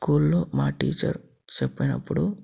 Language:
Telugu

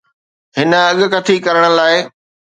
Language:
Sindhi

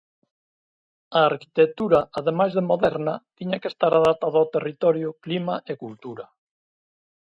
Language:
Galician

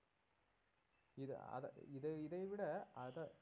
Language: Tamil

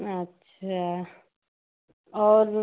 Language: Hindi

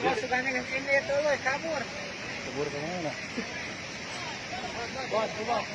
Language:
Indonesian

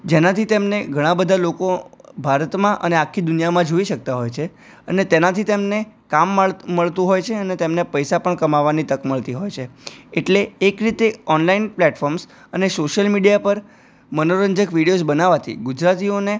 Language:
Gujarati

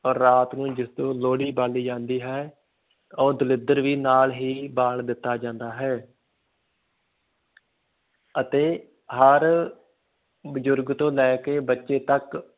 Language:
Punjabi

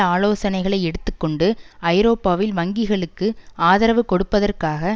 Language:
Tamil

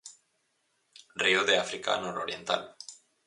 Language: Galician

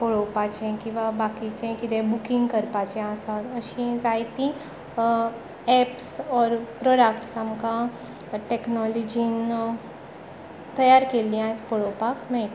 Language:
Konkani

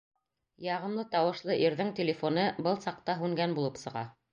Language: Bashkir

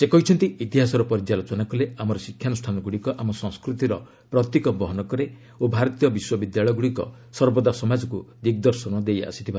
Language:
Odia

